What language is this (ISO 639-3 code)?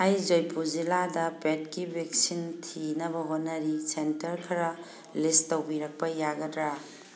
mni